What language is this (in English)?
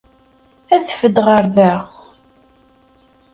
Kabyle